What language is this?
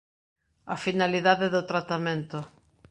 Galician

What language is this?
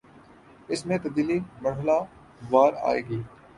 Urdu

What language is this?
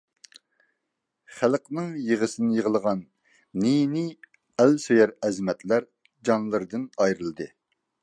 Uyghur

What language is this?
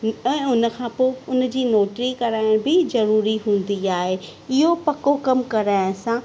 Sindhi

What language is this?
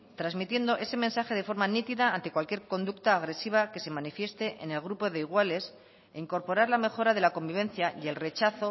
Spanish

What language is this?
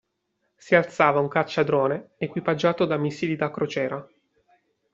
Italian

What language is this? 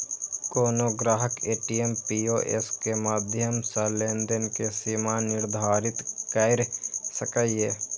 Maithili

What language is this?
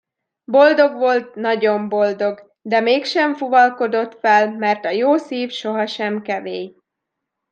Hungarian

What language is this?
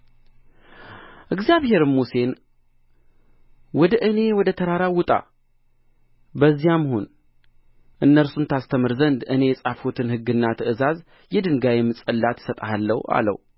Amharic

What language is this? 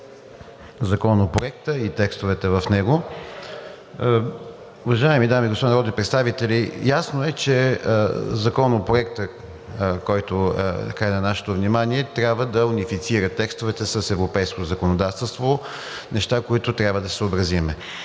Bulgarian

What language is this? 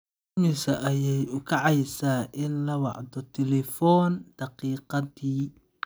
Somali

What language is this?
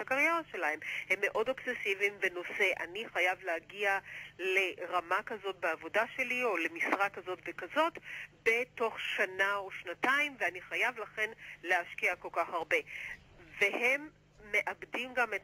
Hebrew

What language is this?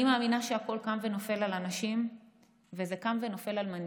Hebrew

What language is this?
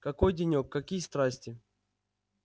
Russian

